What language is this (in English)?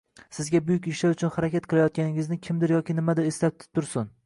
Uzbek